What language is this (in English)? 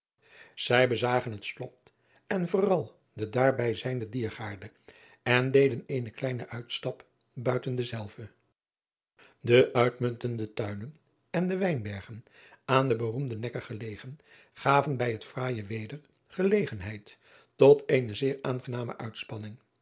Dutch